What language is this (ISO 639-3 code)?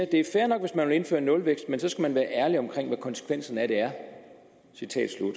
dan